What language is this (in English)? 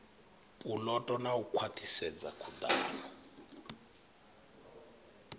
Venda